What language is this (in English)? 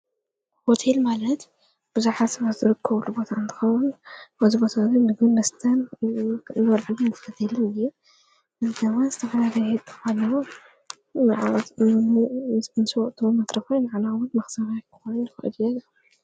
Tigrinya